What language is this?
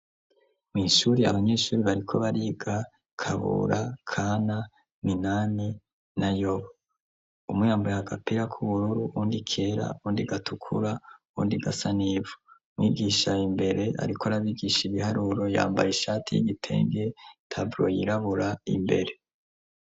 Rundi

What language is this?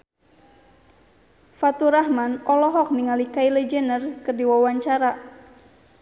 Sundanese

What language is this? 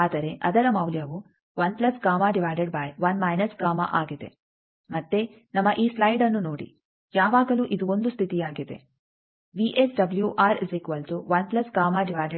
Kannada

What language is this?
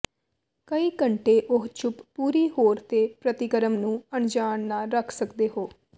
Punjabi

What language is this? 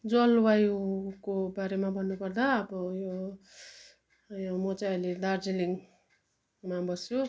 Nepali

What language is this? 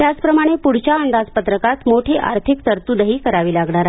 Marathi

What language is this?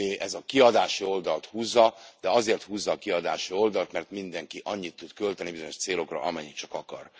Hungarian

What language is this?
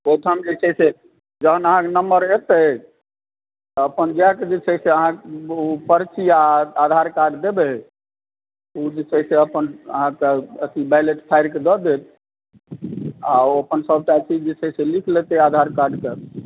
Maithili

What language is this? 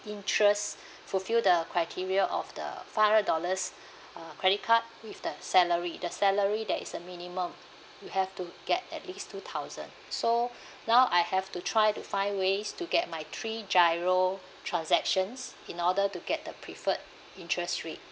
English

